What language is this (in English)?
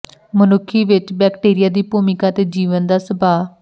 Punjabi